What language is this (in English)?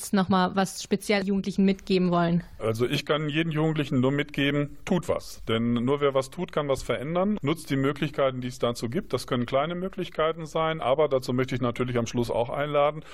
German